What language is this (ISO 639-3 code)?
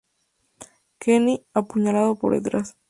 spa